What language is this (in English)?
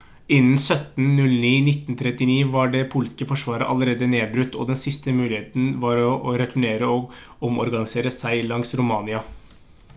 Norwegian Bokmål